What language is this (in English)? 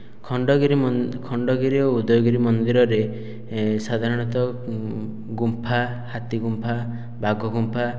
Odia